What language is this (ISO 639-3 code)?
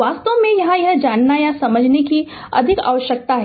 hin